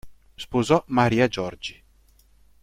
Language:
Italian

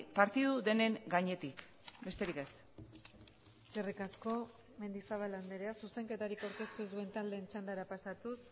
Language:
Basque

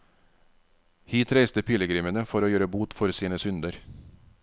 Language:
Norwegian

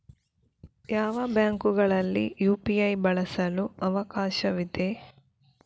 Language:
Kannada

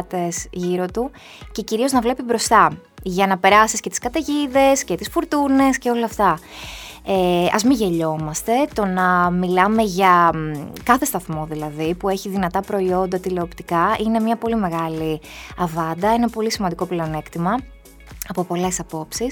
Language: Greek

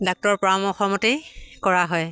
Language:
Assamese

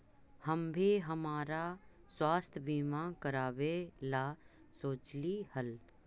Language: Magahi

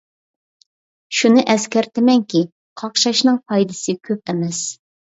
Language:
Uyghur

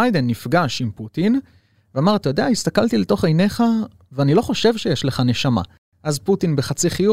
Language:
Hebrew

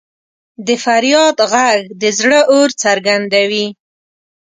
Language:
Pashto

